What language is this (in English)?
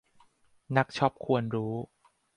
Thai